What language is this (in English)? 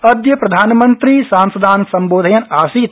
Sanskrit